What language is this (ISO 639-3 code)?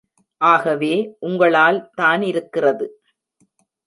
tam